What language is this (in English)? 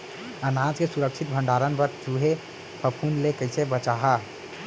Chhattisgarhi